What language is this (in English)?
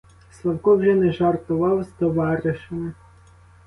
Ukrainian